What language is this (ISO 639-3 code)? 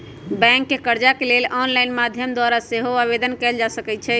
mag